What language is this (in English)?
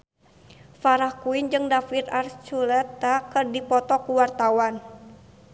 Sundanese